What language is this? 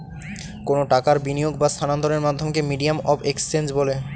Bangla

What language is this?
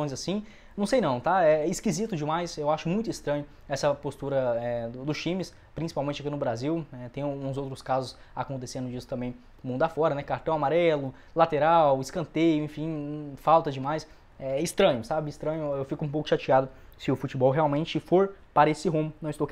Portuguese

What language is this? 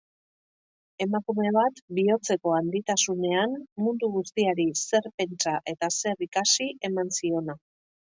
Basque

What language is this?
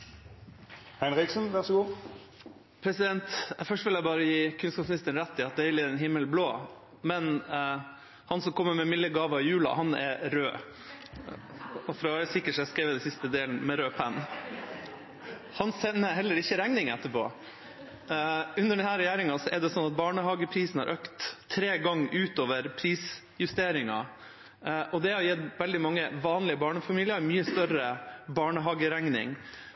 Norwegian Bokmål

